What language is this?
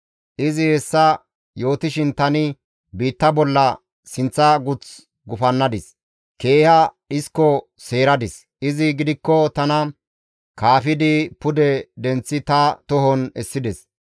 Gamo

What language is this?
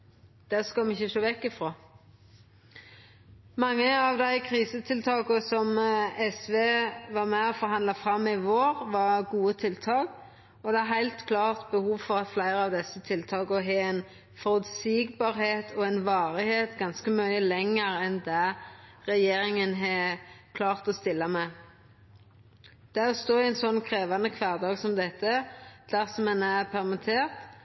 Norwegian Nynorsk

